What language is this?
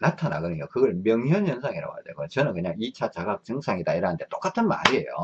Korean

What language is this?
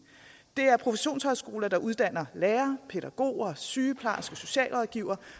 Danish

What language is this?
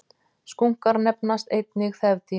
Icelandic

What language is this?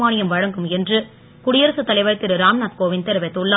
Tamil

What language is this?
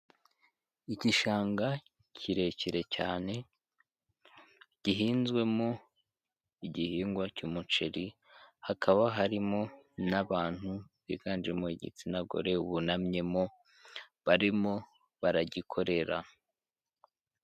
Kinyarwanda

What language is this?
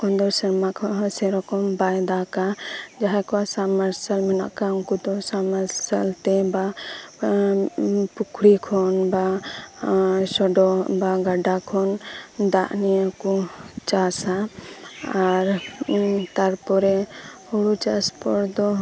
Santali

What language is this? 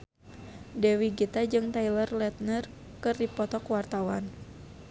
Sundanese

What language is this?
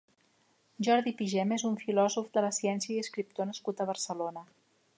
Catalan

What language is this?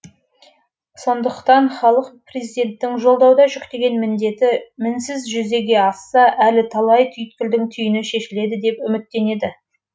Kazakh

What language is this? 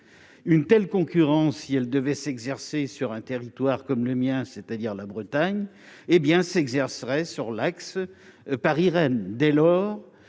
French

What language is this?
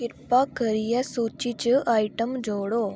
Dogri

